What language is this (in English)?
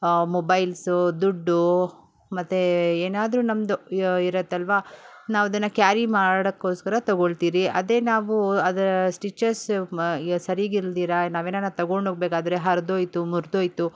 Kannada